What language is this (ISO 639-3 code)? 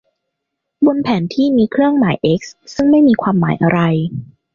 tha